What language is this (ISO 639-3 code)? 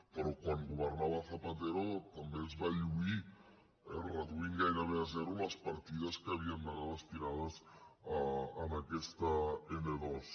cat